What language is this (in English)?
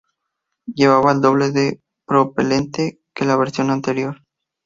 Spanish